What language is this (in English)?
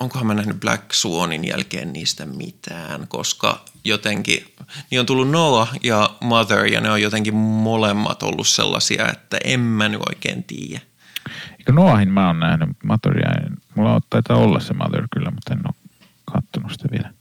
Finnish